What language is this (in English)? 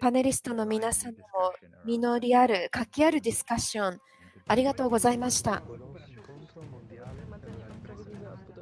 Japanese